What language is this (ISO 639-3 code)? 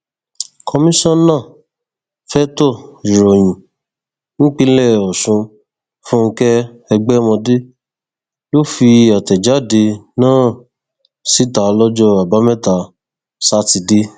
yor